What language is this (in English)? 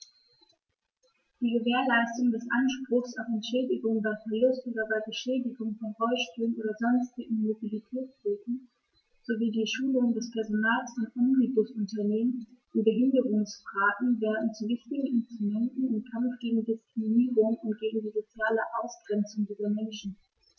German